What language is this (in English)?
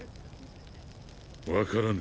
Japanese